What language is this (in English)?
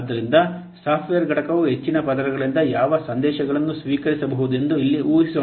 Kannada